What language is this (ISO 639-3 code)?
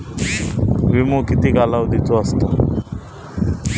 mar